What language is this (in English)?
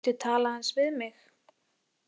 Icelandic